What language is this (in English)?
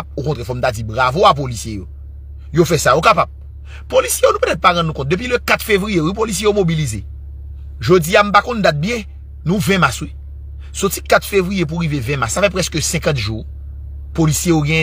French